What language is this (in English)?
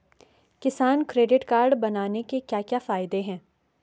Hindi